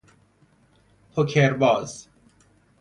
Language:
Persian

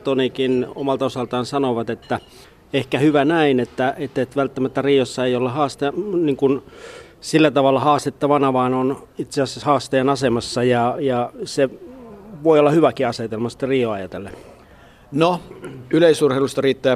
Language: Finnish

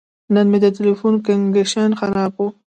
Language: Pashto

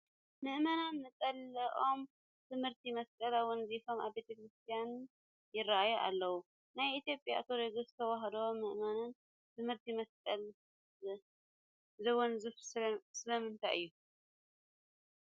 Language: Tigrinya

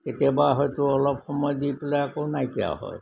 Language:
Assamese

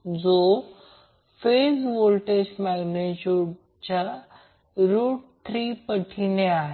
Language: Marathi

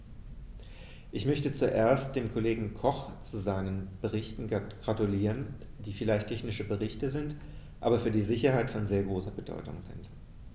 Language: German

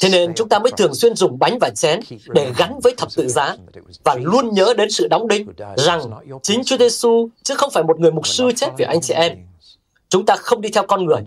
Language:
Vietnamese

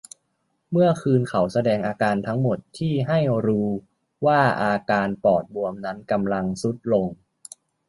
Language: Thai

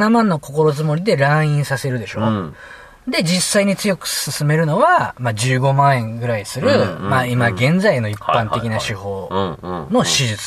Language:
Japanese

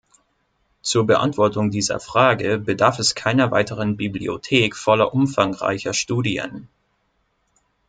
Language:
German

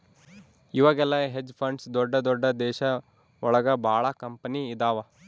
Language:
Kannada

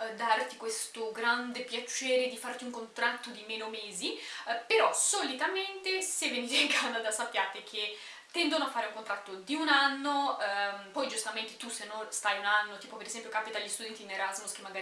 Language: Italian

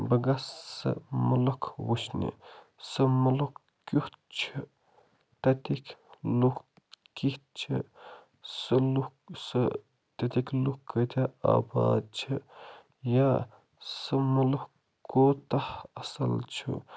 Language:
Kashmiri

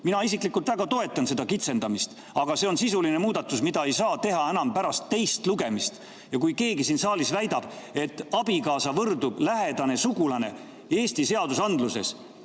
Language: Estonian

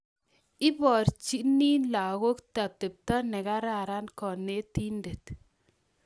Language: Kalenjin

